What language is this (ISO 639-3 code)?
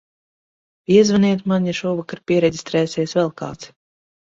lav